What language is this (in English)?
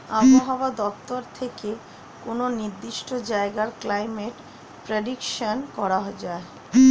Bangla